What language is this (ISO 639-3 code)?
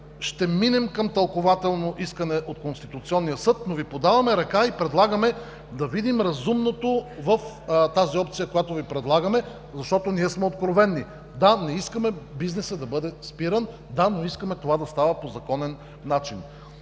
bul